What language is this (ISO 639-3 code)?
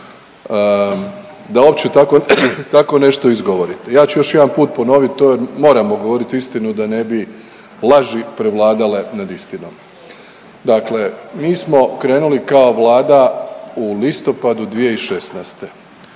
hrv